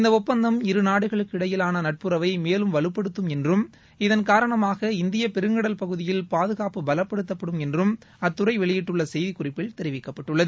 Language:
Tamil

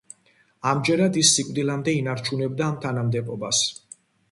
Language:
Georgian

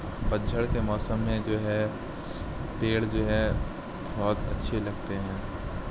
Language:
Urdu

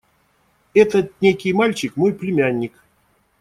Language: Russian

